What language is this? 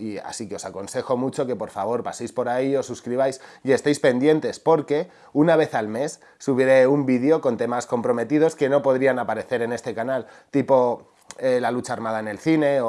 Spanish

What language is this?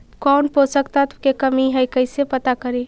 Magahi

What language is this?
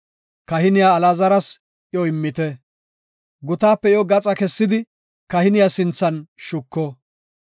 Gofa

